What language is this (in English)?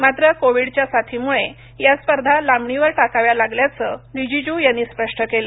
Marathi